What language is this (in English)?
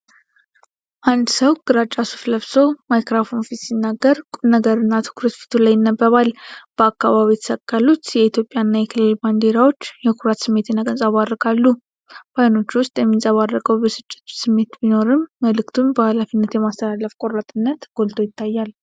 Amharic